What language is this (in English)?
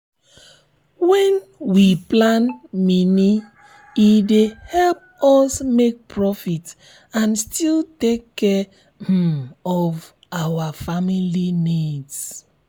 Nigerian Pidgin